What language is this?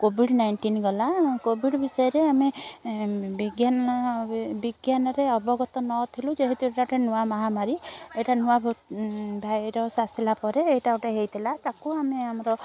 Odia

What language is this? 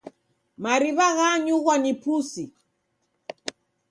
Taita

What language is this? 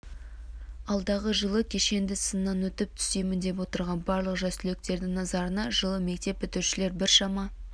Kazakh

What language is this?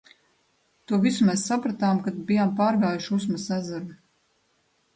Latvian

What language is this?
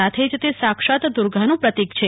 Gujarati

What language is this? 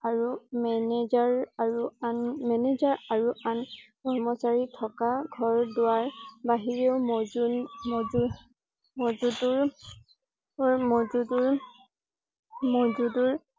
Assamese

